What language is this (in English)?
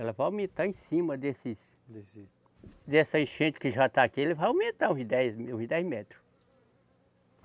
Portuguese